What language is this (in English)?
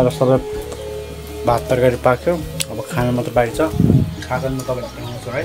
Arabic